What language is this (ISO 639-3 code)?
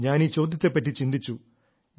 mal